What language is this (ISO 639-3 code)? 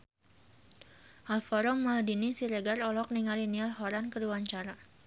sun